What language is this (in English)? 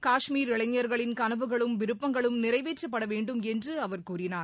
Tamil